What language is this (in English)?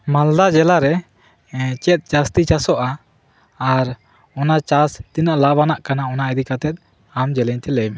Santali